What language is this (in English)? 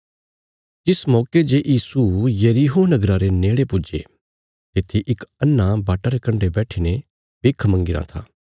Bilaspuri